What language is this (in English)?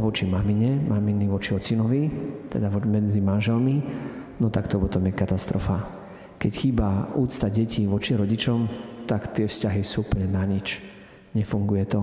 Slovak